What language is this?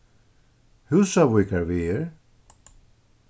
Faroese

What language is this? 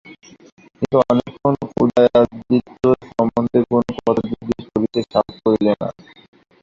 Bangla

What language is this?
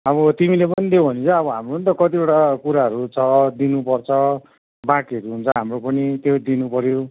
Nepali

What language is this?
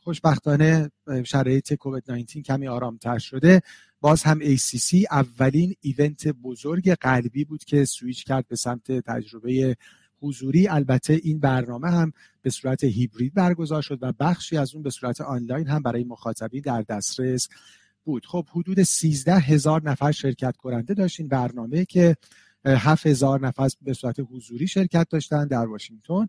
Persian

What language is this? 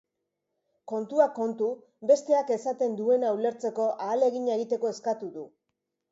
Basque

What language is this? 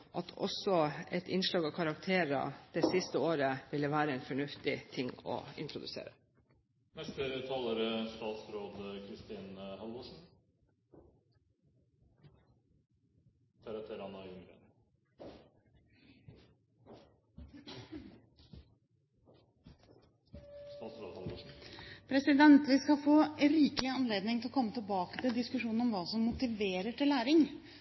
Norwegian Bokmål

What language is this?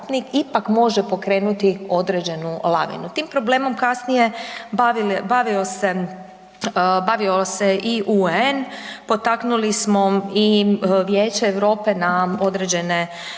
Croatian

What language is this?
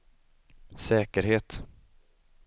Swedish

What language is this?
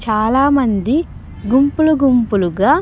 Telugu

